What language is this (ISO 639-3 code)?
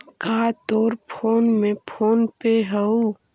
mag